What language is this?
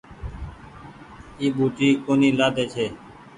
Goaria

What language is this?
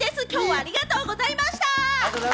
Japanese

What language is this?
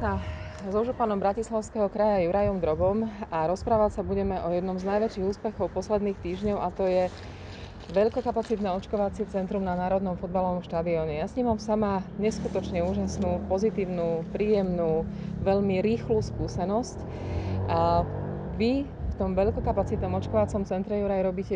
Slovak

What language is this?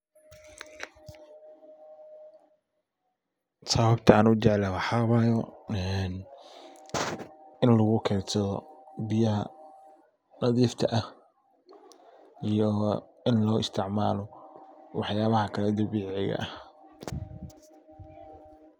Somali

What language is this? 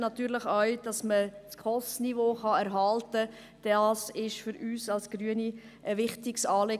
Swiss German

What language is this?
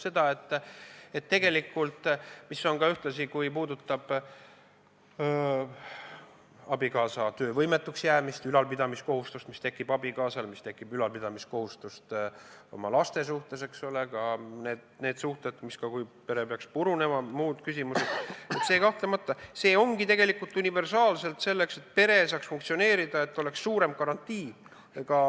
Estonian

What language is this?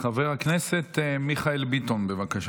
Hebrew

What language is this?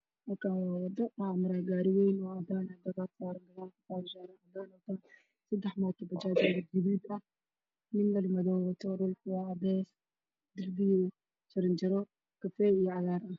Somali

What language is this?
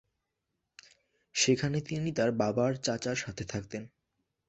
Bangla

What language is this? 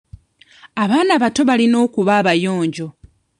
Ganda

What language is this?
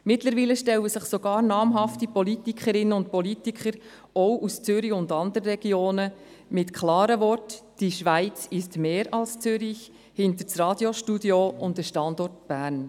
Swiss German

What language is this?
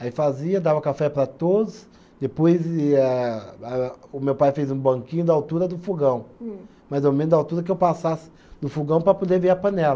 Portuguese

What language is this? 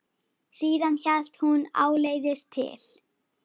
Icelandic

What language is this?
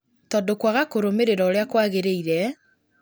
Kikuyu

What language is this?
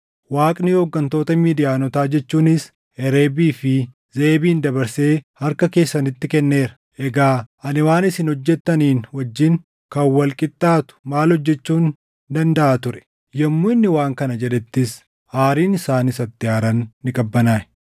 Oromo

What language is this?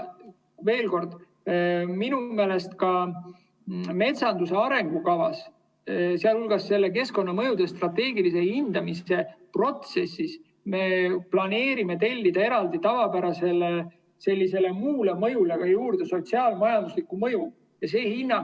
Estonian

